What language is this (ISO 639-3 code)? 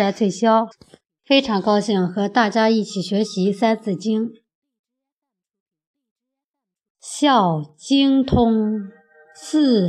zho